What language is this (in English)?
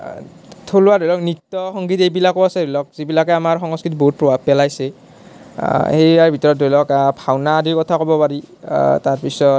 Assamese